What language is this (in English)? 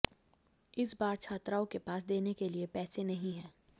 Hindi